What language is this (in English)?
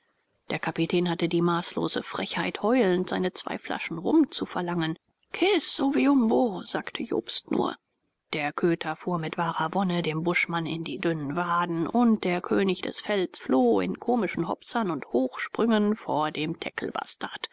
German